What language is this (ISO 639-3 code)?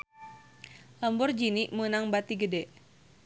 sun